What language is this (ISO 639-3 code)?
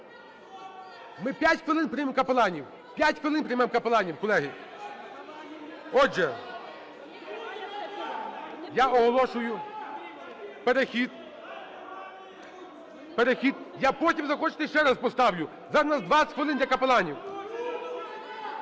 ukr